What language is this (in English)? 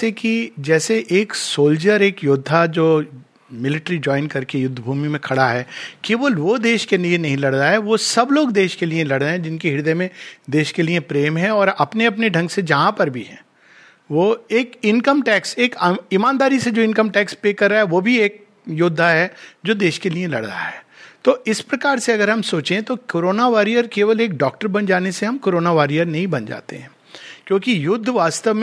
Hindi